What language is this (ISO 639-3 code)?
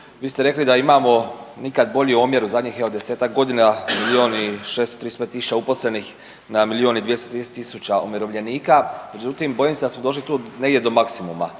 hrv